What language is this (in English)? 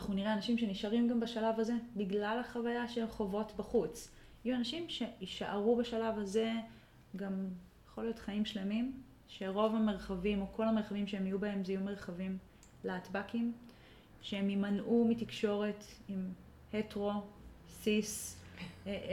Hebrew